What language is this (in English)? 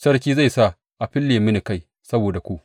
Hausa